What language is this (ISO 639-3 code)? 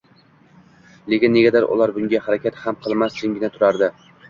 uzb